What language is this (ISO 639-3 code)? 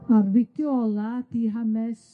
cym